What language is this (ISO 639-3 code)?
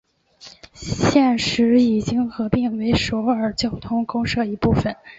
zho